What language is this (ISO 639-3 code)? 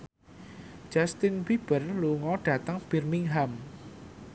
jav